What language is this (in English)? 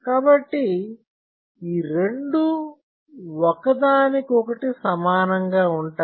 Telugu